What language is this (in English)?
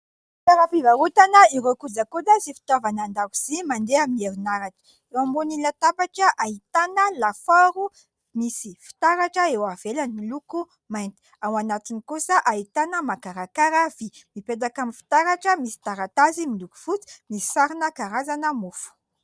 Malagasy